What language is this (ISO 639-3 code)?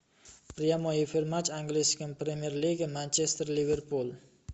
rus